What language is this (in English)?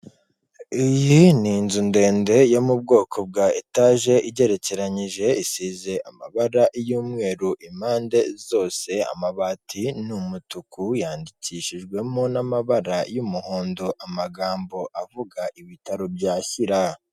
Kinyarwanda